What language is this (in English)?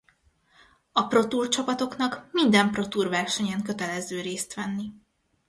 Hungarian